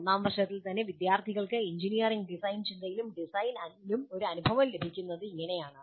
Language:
Malayalam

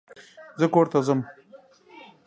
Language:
Pashto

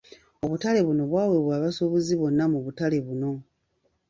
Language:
Ganda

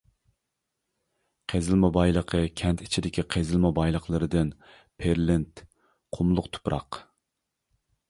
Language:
Uyghur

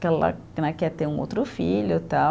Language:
Portuguese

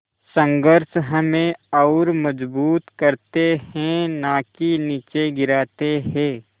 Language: Hindi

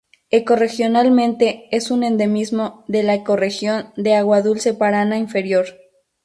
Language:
Spanish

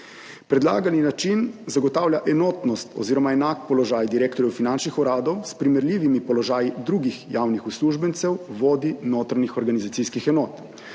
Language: Slovenian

